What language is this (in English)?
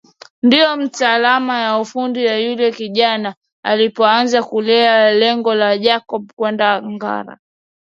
Swahili